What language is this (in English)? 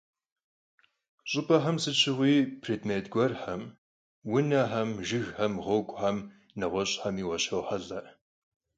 Kabardian